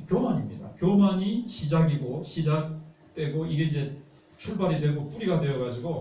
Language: Korean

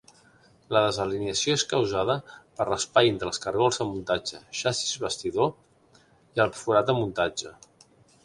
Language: Catalan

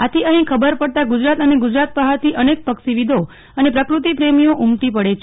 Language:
Gujarati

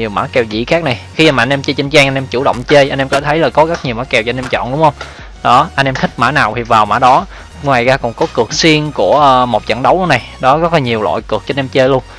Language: Vietnamese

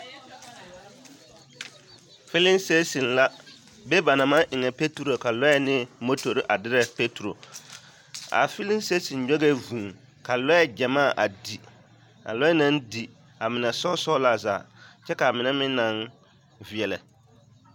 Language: Southern Dagaare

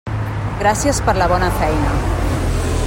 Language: Catalan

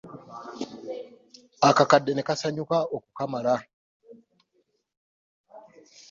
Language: Ganda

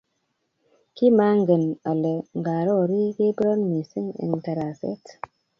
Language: Kalenjin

